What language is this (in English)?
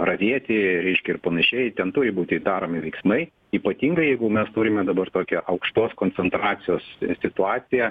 Lithuanian